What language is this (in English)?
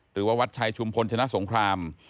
Thai